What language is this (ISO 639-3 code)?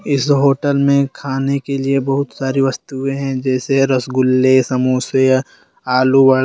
hin